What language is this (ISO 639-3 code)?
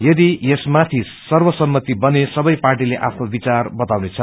nep